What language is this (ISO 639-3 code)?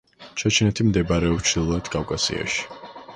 kat